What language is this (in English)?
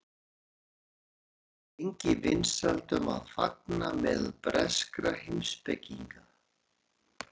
Icelandic